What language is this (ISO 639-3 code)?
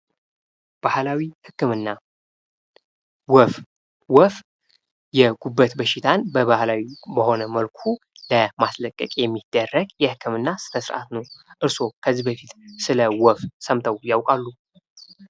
amh